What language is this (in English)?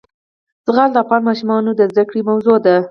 Pashto